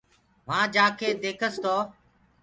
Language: Gurgula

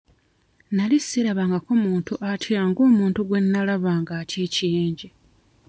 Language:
Ganda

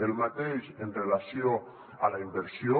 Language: Catalan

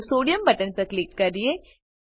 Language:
Gujarati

